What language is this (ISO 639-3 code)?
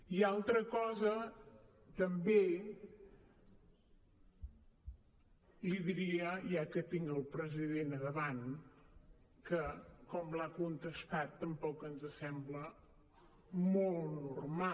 cat